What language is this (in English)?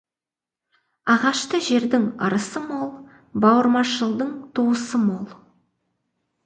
Kazakh